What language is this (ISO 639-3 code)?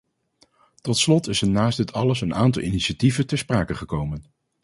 nld